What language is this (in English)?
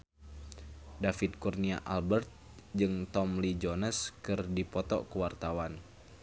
Sundanese